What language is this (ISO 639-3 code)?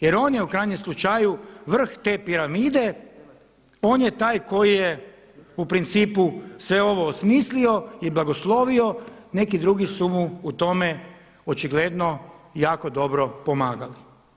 hrv